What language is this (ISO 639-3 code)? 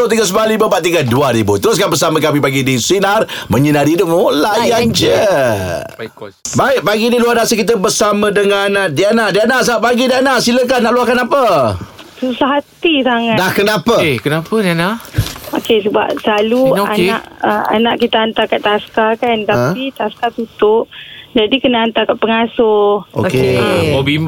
msa